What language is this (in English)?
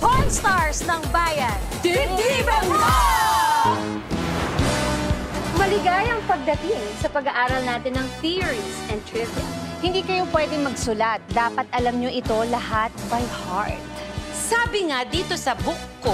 Filipino